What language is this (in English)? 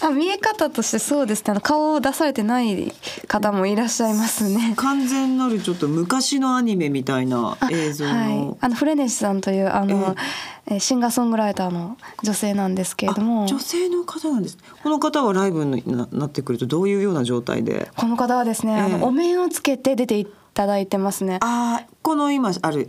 Japanese